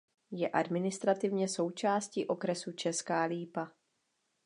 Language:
Czech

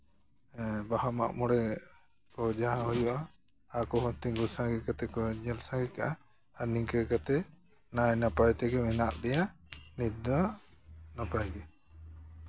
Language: Santali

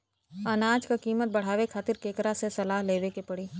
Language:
Bhojpuri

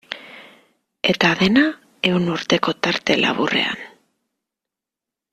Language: Basque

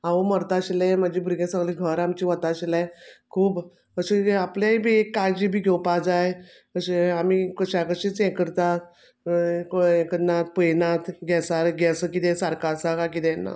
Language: Konkani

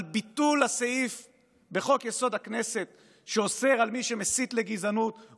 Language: Hebrew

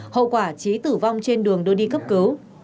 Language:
Vietnamese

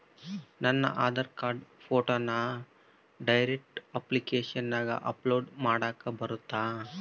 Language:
Kannada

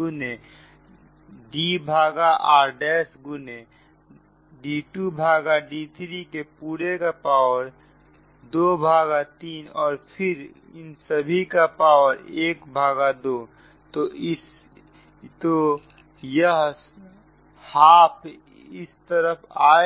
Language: Hindi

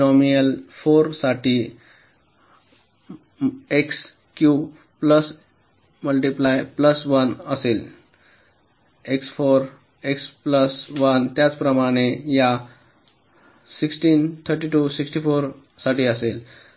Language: Marathi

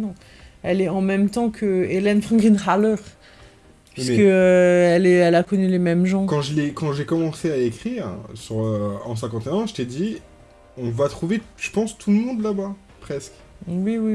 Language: French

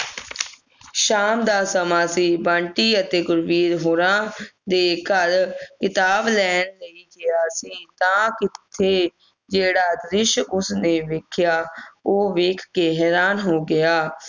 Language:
Punjabi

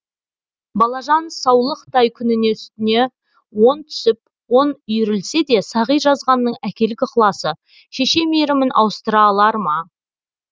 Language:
Kazakh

